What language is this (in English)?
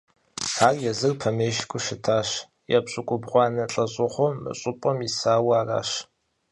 Kabardian